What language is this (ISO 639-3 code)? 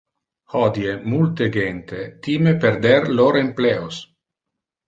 ina